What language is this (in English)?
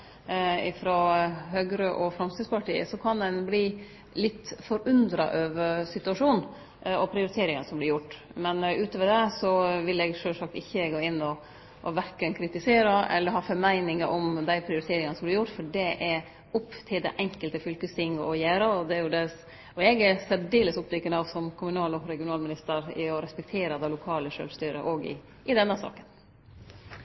Norwegian Nynorsk